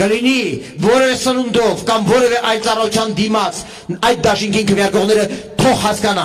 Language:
Turkish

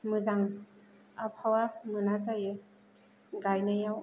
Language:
Bodo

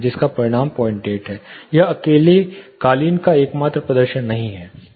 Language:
Hindi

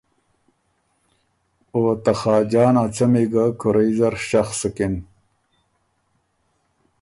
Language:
Ormuri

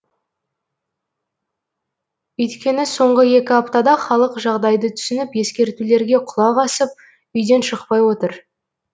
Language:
Kazakh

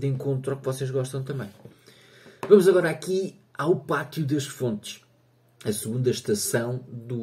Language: Portuguese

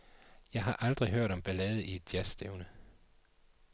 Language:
Danish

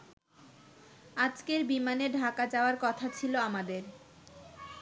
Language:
Bangla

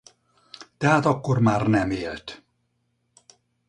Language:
Hungarian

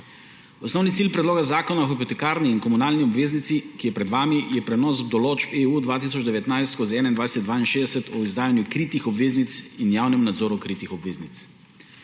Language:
Slovenian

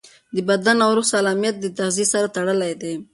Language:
Pashto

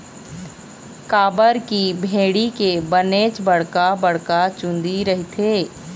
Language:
Chhattisgarhi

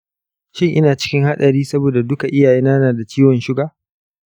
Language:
Hausa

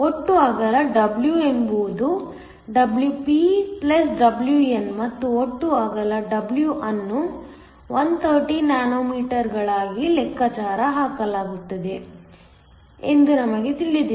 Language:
Kannada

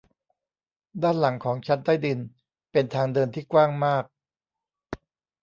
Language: Thai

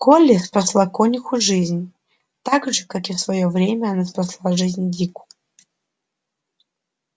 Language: Russian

